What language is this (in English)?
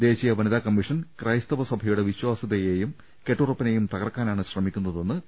Malayalam